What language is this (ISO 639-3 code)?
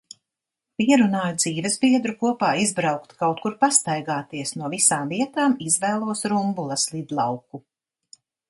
lav